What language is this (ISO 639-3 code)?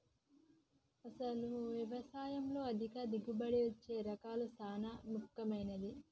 tel